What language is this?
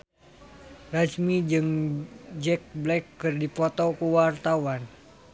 Sundanese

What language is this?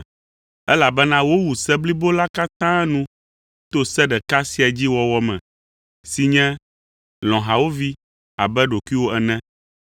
Ewe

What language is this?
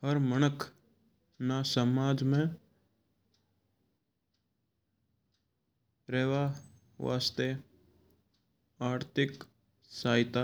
Mewari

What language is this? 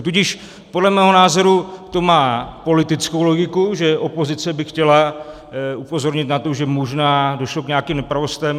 Czech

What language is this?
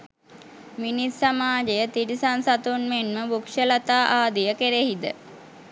Sinhala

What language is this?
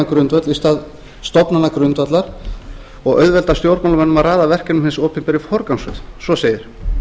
Icelandic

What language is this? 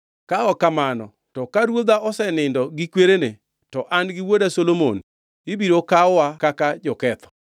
Luo (Kenya and Tanzania)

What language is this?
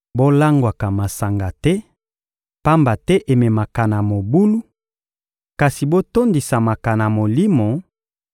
Lingala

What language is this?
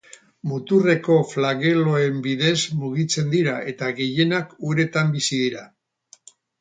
Basque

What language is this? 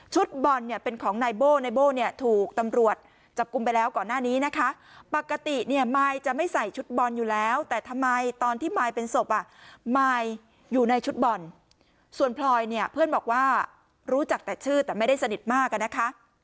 Thai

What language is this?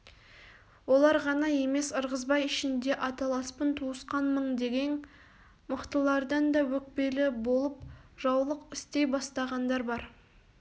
Kazakh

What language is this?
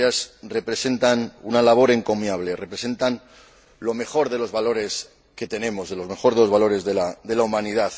Spanish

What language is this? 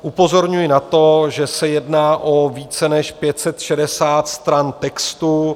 Czech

